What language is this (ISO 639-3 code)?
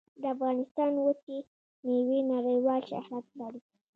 pus